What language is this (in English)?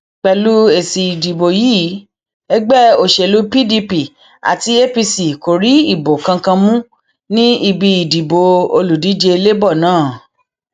Yoruba